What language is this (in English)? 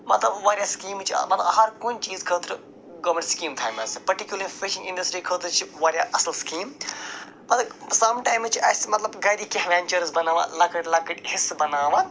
Kashmiri